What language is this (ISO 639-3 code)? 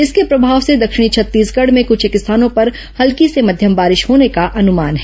hin